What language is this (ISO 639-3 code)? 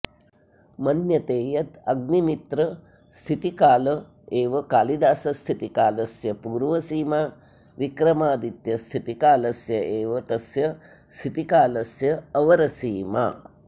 san